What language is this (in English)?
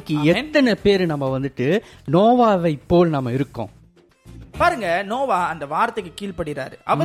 Tamil